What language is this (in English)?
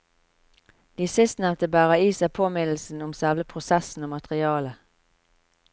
Norwegian